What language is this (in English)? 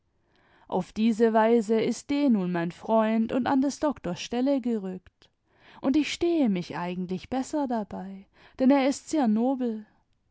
German